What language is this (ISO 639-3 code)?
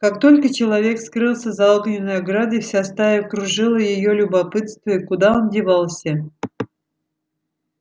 rus